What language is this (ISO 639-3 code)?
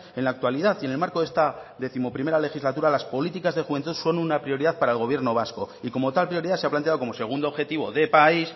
spa